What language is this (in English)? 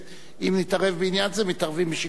Hebrew